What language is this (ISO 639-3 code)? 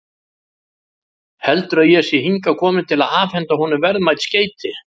isl